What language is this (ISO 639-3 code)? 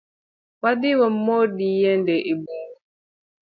luo